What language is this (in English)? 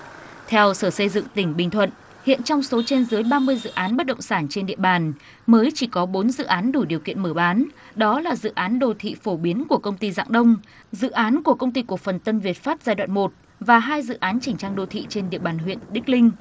Vietnamese